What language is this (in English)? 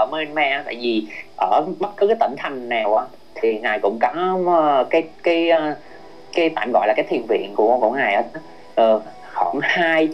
Vietnamese